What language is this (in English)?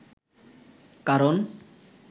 Bangla